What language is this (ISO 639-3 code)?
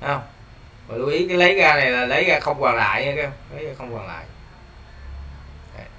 vie